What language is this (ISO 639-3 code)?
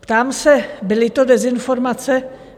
ces